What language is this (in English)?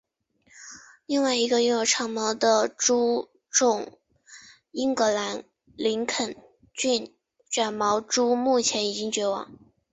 Chinese